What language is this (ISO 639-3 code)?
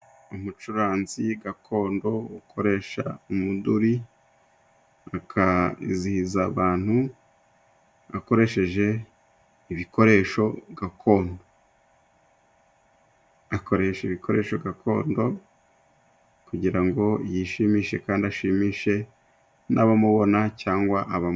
kin